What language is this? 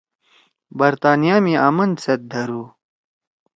Torwali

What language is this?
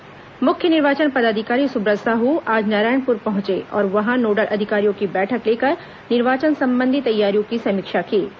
Hindi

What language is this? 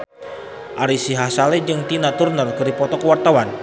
Sundanese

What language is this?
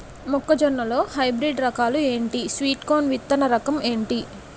Telugu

